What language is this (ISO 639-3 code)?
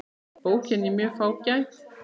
isl